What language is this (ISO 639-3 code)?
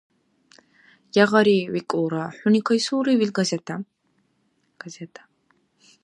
dar